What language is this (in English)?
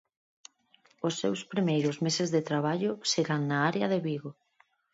Galician